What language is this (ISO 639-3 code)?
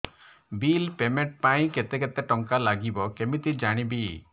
ori